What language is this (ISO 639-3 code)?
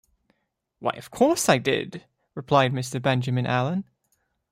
eng